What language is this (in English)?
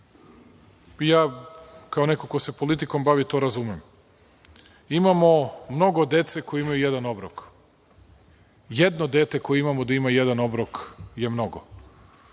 Serbian